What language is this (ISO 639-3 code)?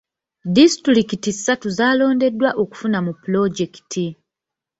lug